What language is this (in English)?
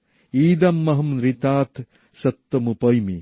Bangla